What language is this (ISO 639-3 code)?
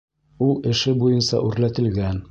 bak